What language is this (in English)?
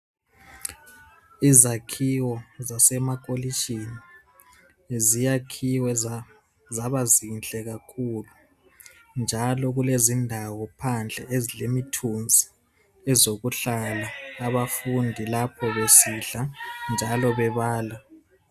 North Ndebele